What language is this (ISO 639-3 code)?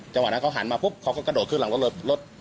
tha